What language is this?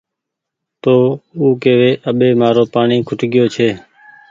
Goaria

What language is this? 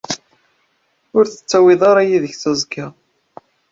Kabyle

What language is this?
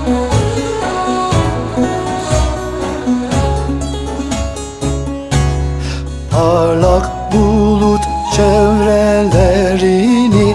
Turkish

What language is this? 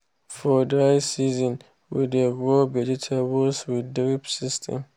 Nigerian Pidgin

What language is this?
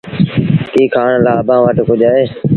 Sindhi Bhil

